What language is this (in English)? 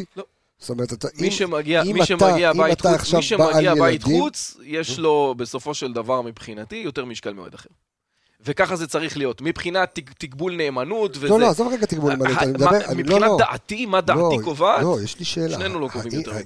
Hebrew